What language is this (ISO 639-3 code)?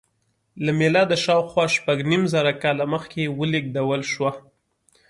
pus